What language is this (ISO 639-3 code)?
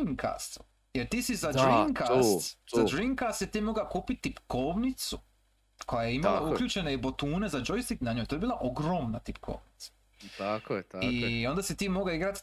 hrv